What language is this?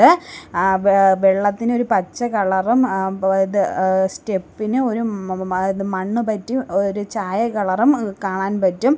Malayalam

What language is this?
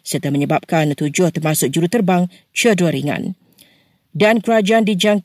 Malay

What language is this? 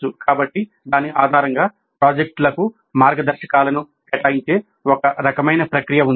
Telugu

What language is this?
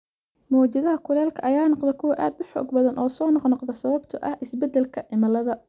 Somali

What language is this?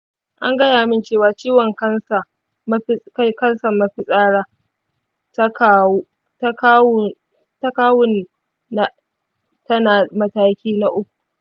Hausa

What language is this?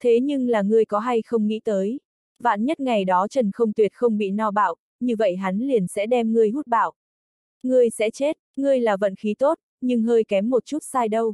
Vietnamese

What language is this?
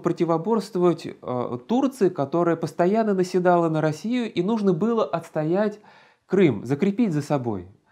Russian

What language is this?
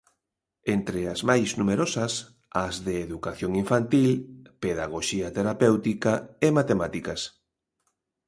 Galician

